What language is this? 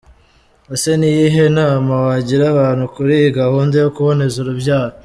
Kinyarwanda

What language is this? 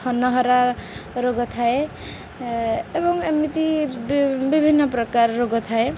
Odia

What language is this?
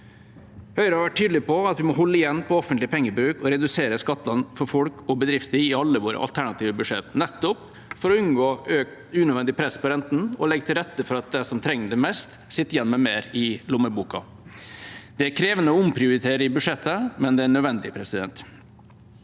Norwegian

